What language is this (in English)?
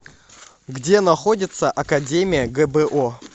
Russian